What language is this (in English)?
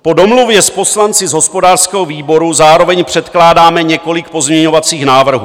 Czech